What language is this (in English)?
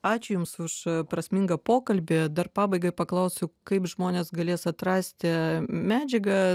Lithuanian